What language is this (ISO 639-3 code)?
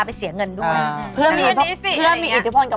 tha